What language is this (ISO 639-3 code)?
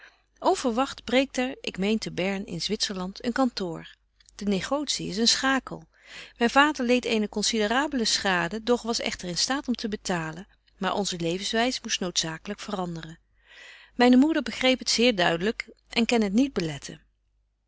nld